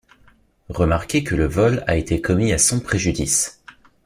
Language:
French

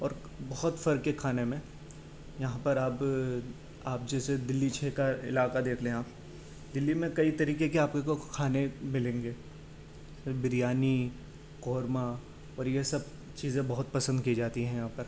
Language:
Urdu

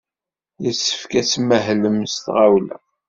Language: Kabyle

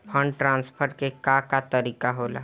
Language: Bhojpuri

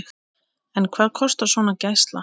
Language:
Icelandic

